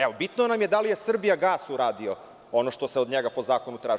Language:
Serbian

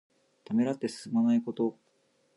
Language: Japanese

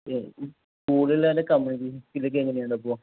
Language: Malayalam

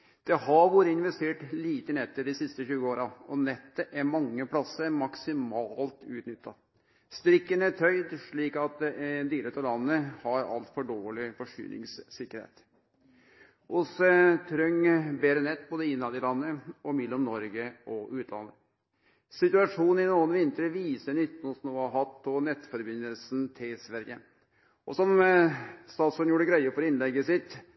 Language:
Norwegian Nynorsk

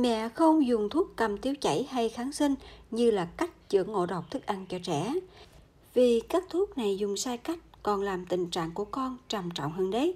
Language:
Vietnamese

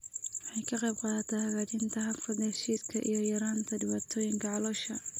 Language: Somali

